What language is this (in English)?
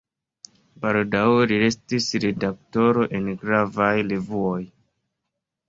Esperanto